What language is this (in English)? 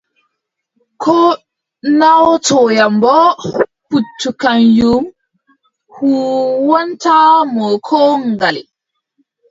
Adamawa Fulfulde